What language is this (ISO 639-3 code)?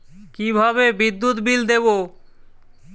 ben